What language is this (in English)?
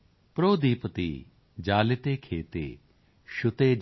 Punjabi